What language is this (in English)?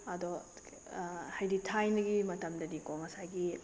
Manipuri